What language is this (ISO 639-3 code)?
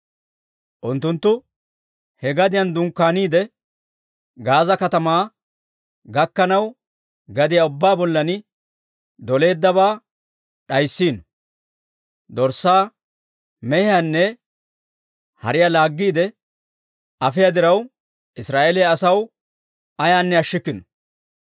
dwr